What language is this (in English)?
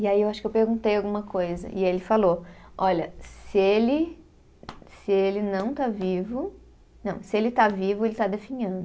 Portuguese